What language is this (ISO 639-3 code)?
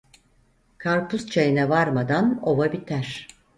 tur